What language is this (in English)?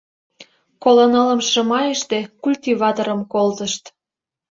Mari